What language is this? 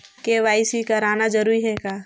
Chhattisgarhi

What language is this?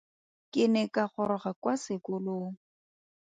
Tswana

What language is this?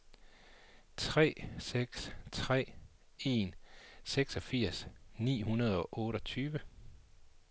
Danish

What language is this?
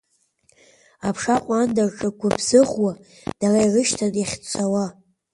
Abkhazian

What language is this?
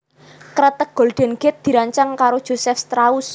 Javanese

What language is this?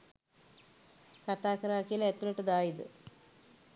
Sinhala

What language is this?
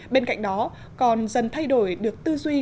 Vietnamese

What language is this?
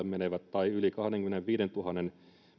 Finnish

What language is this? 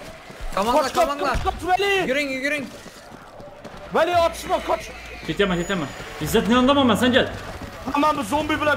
Turkish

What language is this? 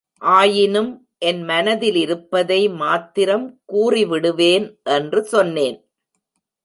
Tamil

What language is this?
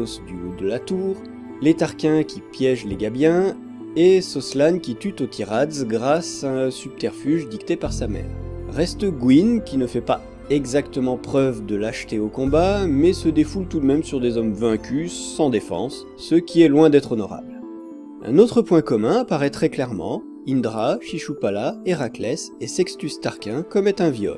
French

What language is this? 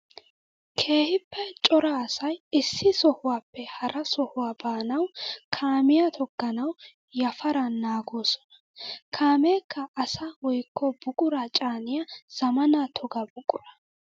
Wolaytta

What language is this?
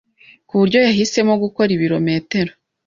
Kinyarwanda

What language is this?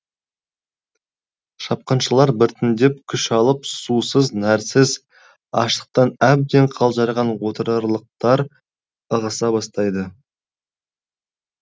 Kazakh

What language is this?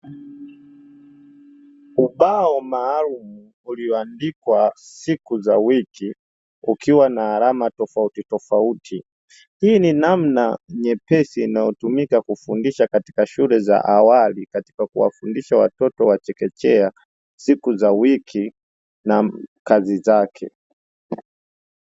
Swahili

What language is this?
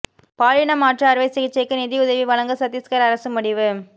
Tamil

